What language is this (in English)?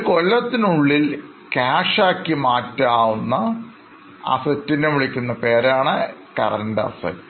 Malayalam